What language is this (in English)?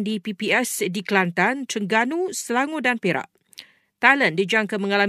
Malay